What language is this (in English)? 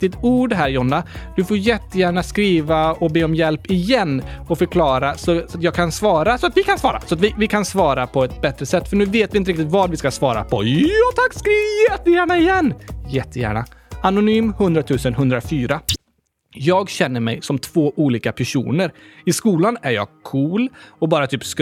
Swedish